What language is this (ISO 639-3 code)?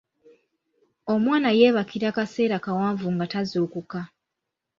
lug